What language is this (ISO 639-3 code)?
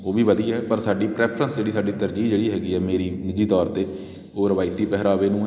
pan